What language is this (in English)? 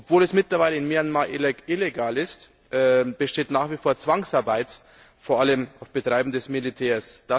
German